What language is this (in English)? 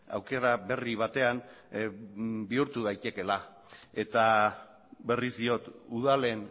Basque